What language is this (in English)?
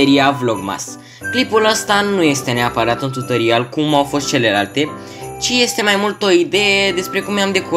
Romanian